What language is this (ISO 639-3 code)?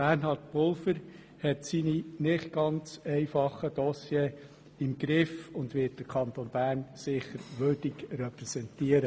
gsw